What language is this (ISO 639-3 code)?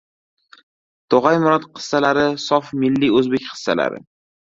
uzb